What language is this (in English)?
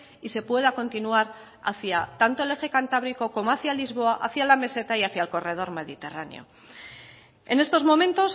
Spanish